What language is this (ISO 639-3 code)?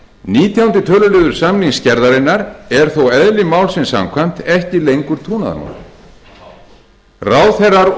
isl